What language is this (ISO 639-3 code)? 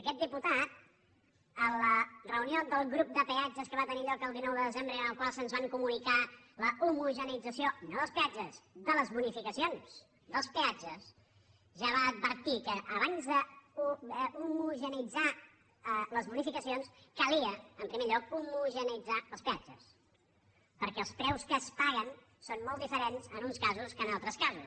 cat